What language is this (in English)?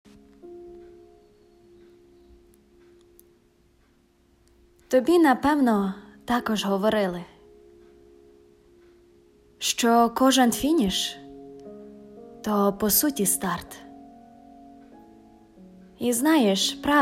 Ukrainian